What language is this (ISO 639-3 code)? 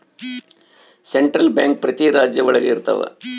kan